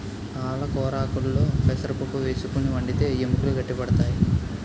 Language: Telugu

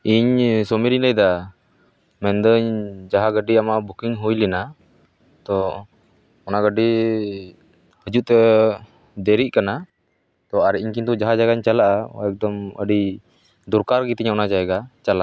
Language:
Santali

